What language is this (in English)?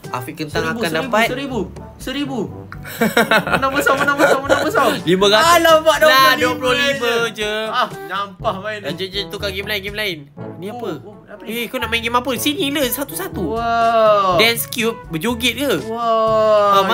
Malay